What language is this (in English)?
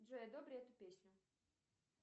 Russian